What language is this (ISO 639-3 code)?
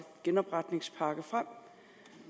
dan